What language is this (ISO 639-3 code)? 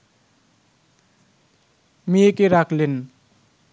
ben